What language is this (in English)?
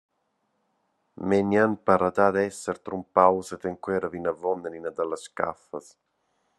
Romansh